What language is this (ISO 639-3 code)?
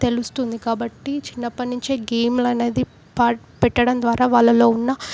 tel